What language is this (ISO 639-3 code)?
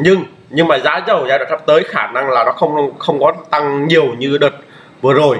vie